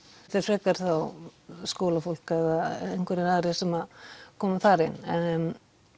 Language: Icelandic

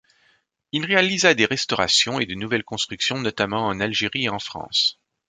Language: French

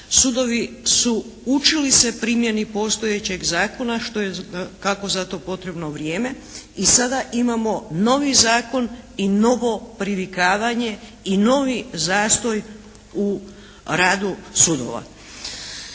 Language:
Croatian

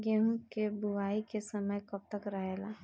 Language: Bhojpuri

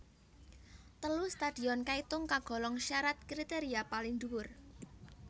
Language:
Javanese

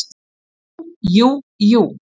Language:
Icelandic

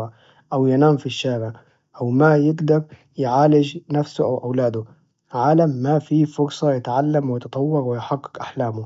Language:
Najdi Arabic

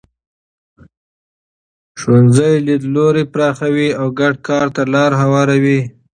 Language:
Pashto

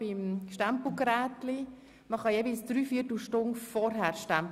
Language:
Swiss German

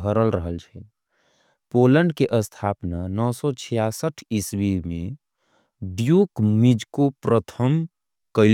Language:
Angika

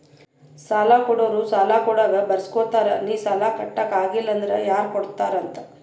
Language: Kannada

